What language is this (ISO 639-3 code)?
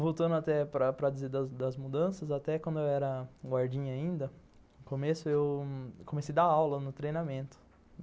por